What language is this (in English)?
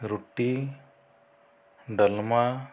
Odia